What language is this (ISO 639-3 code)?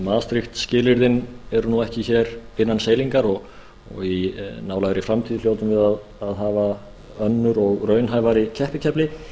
isl